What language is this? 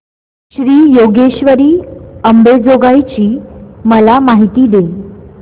Marathi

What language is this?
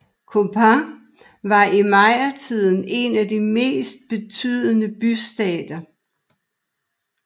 Danish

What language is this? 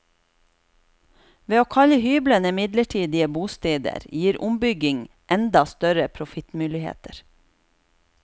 Norwegian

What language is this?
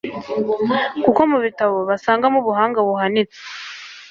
Kinyarwanda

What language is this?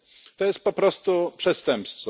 Polish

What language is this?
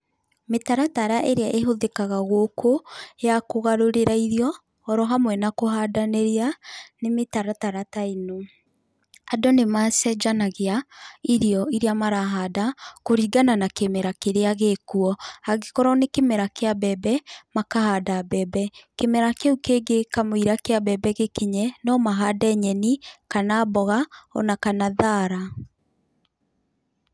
Kikuyu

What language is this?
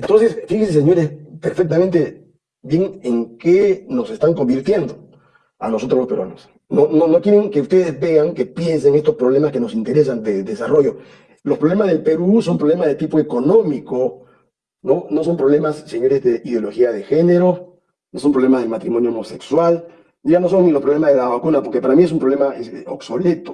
Spanish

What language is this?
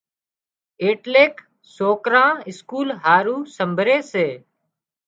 Wadiyara Koli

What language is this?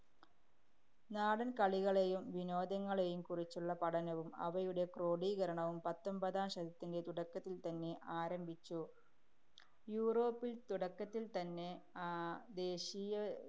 Malayalam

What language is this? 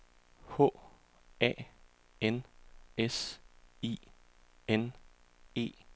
Danish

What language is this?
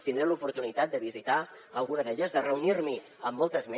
Catalan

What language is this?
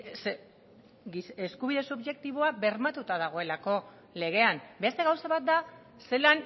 Basque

